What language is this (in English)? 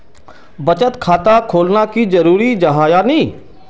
Magahi